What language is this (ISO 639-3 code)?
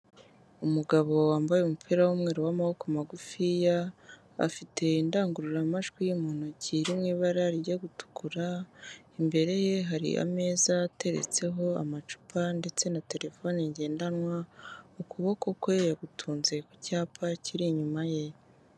kin